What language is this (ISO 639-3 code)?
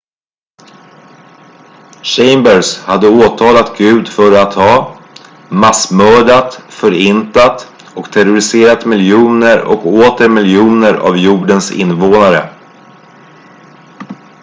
swe